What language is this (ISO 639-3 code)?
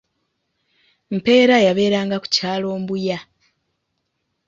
lug